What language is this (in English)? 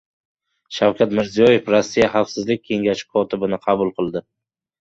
Uzbek